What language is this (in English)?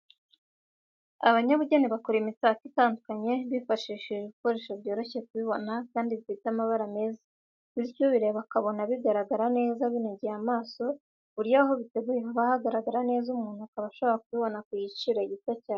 Kinyarwanda